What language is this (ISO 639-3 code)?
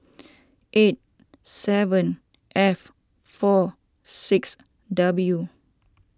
eng